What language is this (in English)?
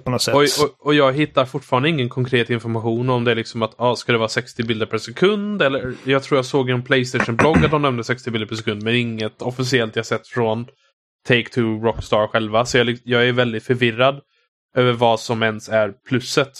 Swedish